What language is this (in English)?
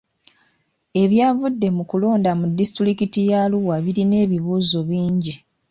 Ganda